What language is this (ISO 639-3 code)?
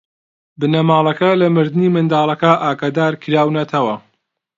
ckb